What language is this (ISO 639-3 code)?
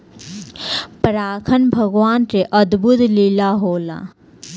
bho